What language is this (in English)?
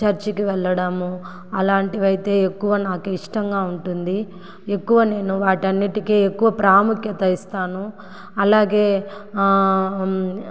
Telugu